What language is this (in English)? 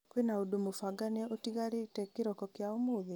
Kikuyu